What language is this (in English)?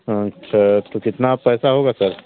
Hindi